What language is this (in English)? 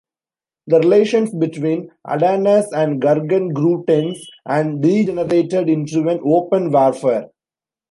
English